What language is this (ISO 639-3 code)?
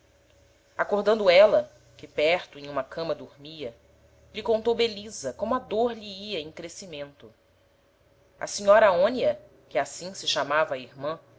por